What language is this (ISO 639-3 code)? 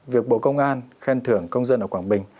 vie